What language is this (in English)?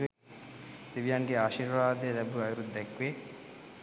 Sinhala